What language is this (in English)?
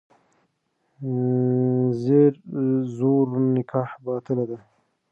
Pashto